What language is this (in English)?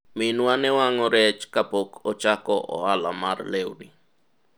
Luo (Kenya and Tanzania)